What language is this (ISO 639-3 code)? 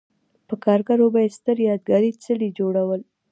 pus